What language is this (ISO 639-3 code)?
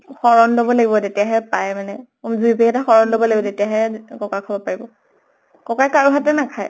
asm